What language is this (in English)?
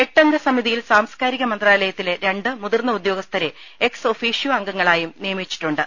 Malayalam